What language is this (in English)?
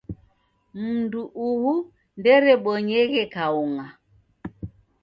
Taita